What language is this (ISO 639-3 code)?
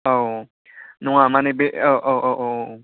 brx